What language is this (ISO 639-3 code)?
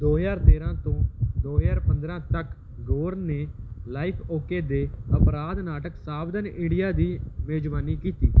pan